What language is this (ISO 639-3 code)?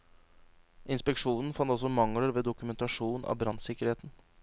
nor